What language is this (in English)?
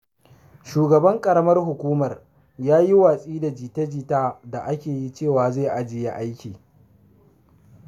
Hausa